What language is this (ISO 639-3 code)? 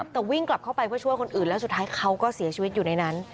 tha